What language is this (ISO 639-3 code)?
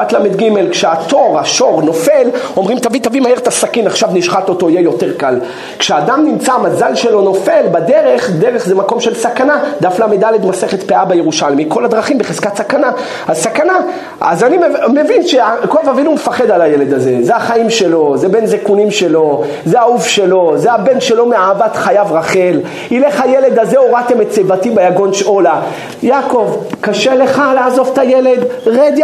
heb